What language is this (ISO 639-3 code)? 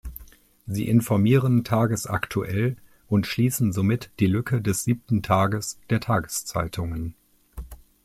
deu